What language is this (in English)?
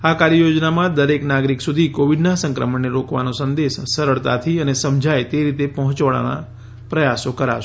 Gujarati